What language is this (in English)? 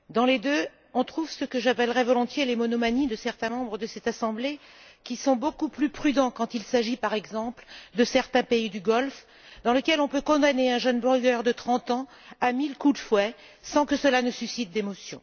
French